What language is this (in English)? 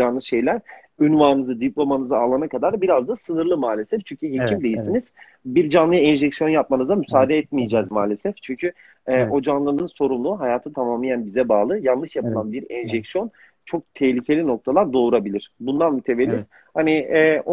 Turkish